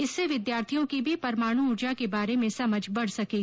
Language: Hindi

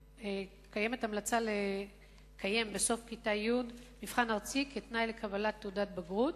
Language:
Hebrew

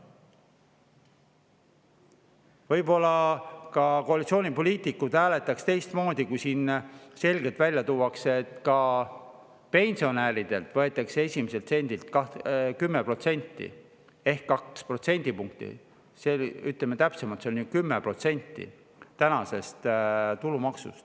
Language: Estonian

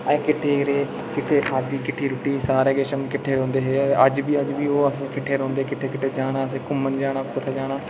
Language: Dogri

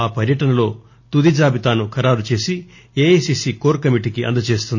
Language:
Telugu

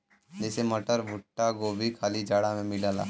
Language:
Bhojpuri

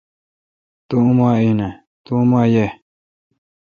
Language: Kalkoti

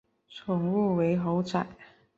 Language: Chinese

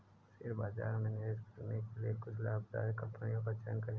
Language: Hindi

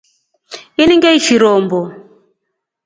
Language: Rombo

